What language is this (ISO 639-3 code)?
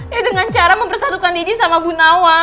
ind